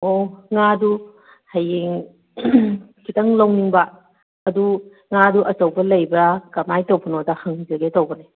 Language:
Manipuri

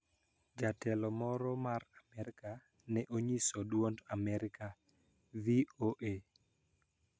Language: Luo (Kenya and Tanzania)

